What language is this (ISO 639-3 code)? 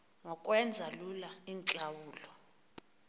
xho